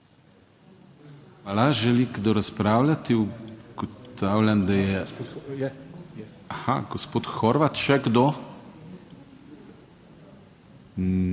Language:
Slovenian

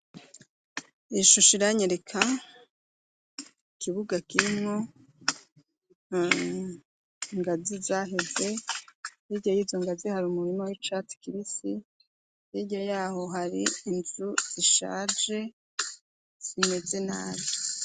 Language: Rundi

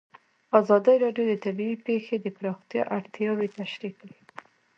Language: Pashto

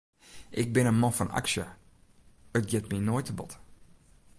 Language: Western Frisian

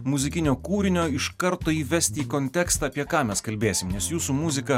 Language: Lithuanian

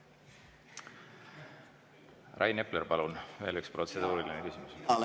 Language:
Estonian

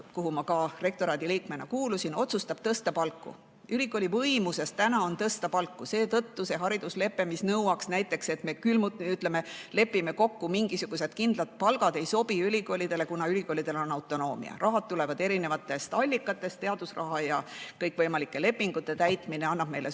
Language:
Estonian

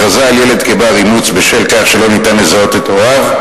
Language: Hebrew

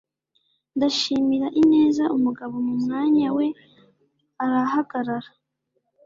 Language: Kinyarwanda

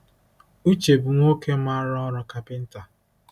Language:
Igbo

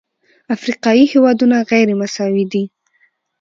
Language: Pashto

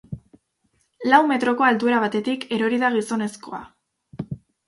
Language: Basque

